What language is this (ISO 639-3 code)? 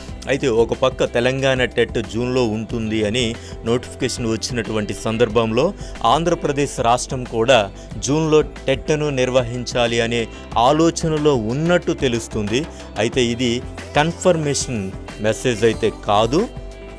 eng